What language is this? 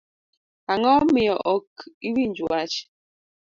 Luo (Kenya and Tanzania)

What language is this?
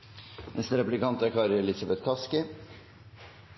Norwegian Bokmål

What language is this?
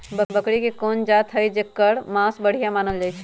Magahi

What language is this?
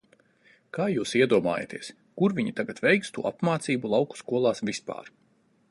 Latvian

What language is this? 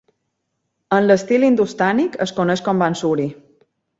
Catalan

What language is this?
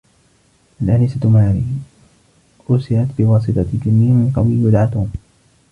Arabic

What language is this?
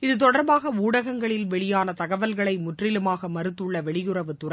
Tamil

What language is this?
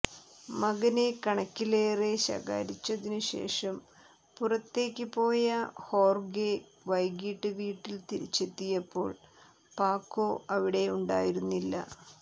Malayalam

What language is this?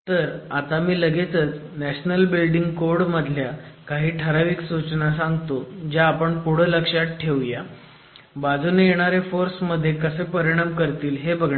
Marathi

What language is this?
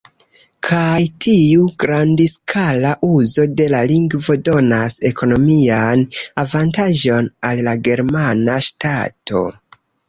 Esperanto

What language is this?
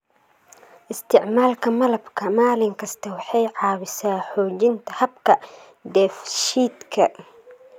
Somali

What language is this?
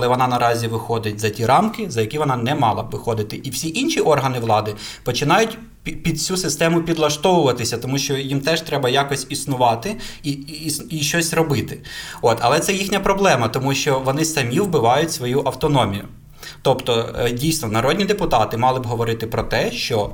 Ukrainian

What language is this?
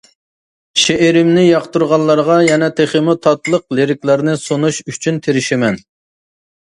Uyghur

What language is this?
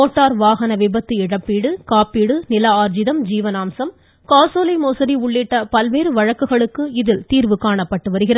Tamil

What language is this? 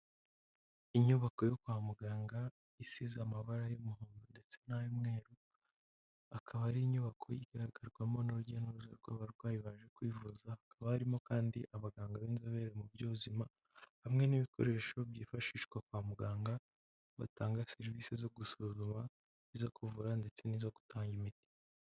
Kinyarwanda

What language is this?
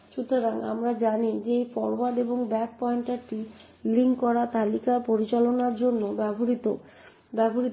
Bangla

